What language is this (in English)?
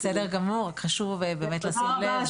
Hebrew